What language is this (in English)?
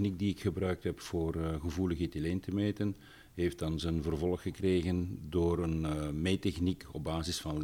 Dutch